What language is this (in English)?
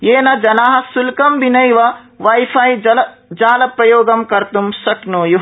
Sanskrit